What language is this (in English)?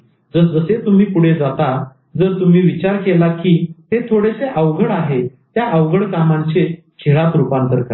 Marathi